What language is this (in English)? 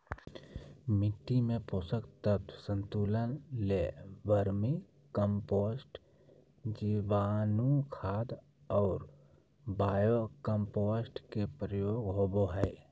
Magahi